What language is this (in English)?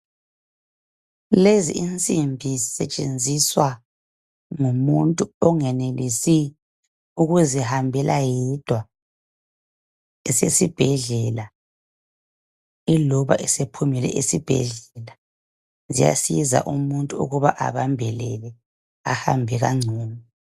North Ndebele